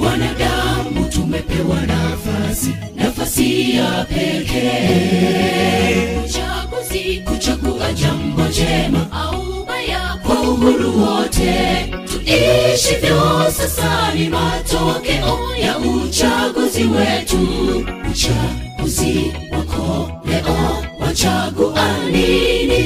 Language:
Swahili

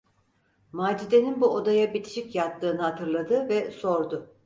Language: Turkish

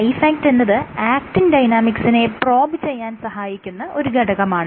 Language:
Malayalam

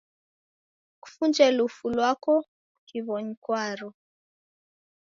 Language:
Taita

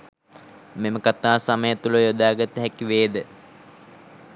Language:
Sinhala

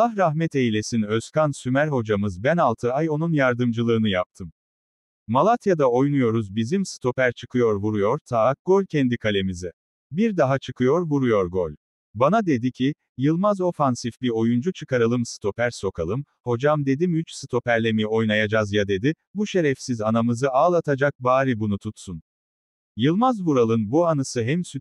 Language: Turkish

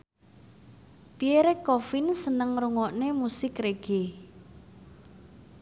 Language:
Javanese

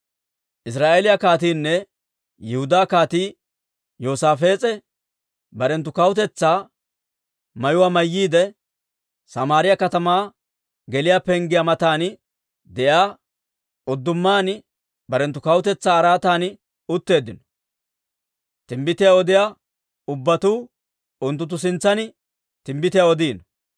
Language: Dawro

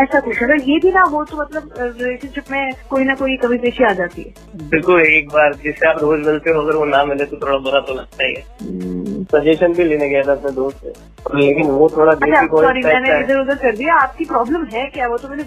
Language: Hindi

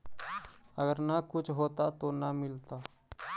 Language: Magahi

